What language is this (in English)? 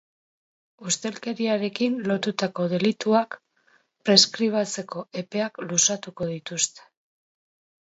Basque